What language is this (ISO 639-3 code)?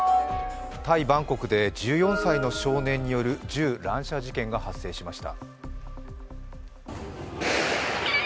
jpn